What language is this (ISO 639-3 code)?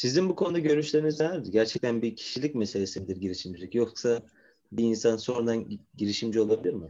tur